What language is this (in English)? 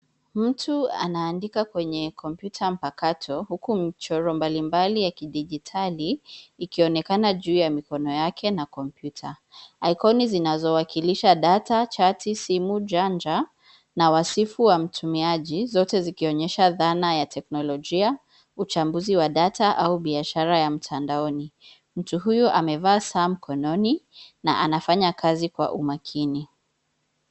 Swahili